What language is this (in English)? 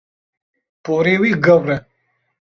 Kurdish